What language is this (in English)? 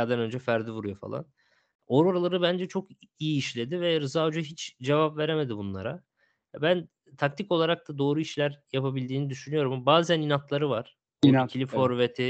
Turkish